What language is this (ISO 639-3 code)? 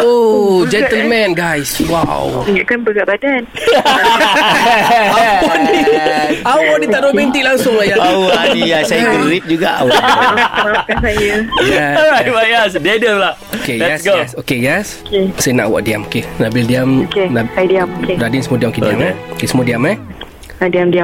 msa